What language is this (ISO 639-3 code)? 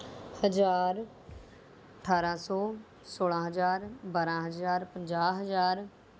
pan